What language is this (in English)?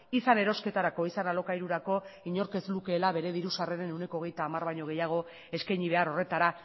Basque